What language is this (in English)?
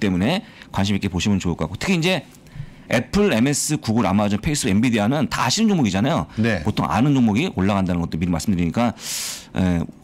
Korean